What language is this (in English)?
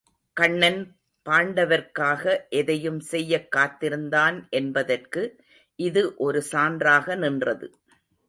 Tamil